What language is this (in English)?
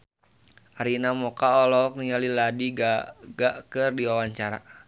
Sundanese